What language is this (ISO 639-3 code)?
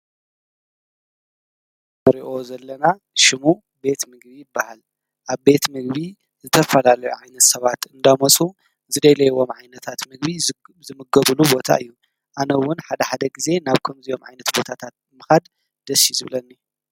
tir